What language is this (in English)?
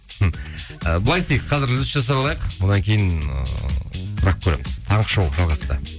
Kazakh